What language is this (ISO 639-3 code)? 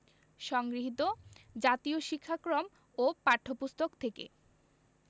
ben